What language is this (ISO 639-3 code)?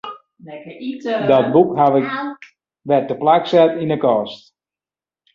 fry